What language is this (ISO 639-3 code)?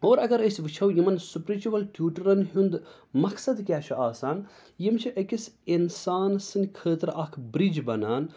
kas